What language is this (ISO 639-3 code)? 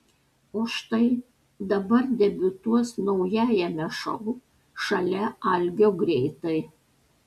lit